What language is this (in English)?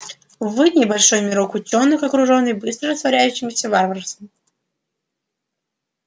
Russian